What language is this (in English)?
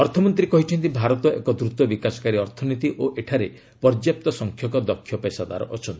Odia